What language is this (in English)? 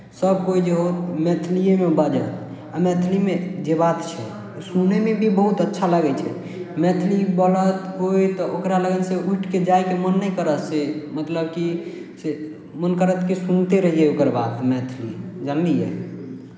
Maithili